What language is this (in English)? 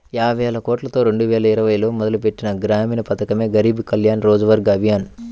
Telugu